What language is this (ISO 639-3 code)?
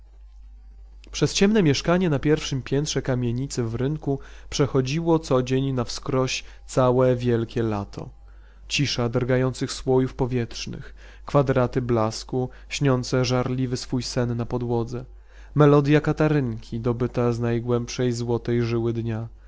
pol